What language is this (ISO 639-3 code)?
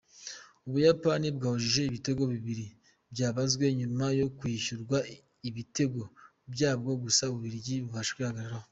kin